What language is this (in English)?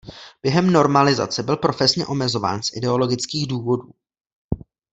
Czech